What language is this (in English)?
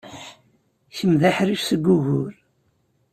Kabyle